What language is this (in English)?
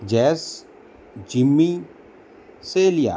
Gujarati